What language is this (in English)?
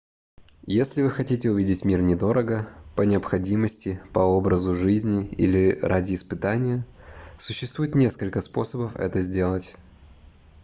Russian